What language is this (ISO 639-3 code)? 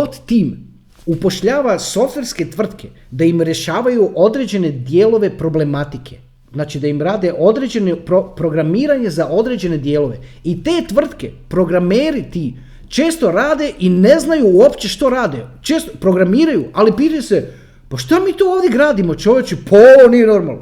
hrv